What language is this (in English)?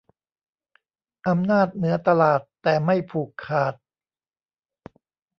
Thai